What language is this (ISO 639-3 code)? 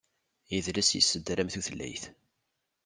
kab